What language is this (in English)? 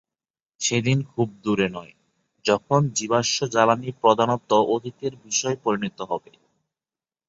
Bangla